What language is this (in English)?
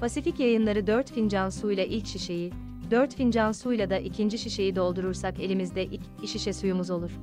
Turkish